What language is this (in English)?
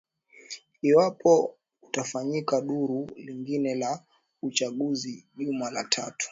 Swahili